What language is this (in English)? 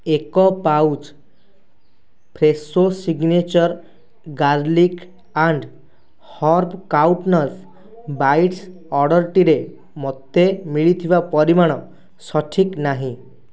Odia